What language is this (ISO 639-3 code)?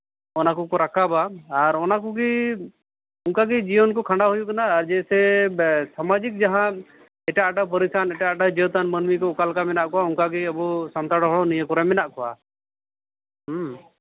sat